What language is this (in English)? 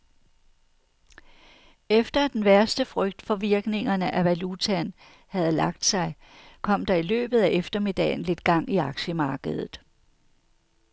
Danish